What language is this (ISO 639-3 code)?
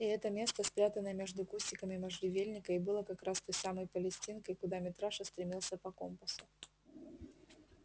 rus